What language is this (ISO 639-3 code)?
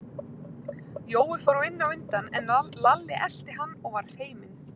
isl